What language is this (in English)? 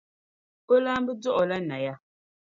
Dagbani